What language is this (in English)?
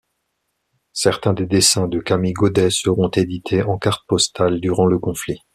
French